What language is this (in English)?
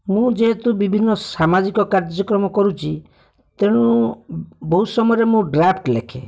Odia